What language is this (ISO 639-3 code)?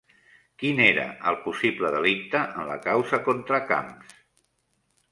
cat